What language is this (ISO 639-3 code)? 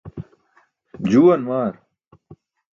bsk